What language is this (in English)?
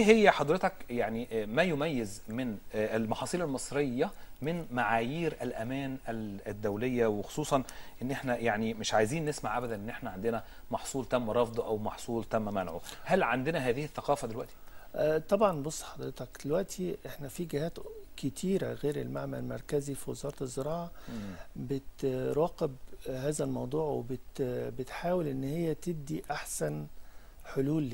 Arabic